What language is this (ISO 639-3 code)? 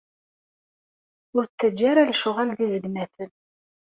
kab